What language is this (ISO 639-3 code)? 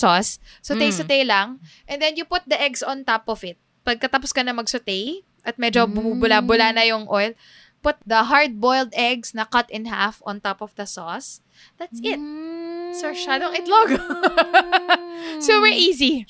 fil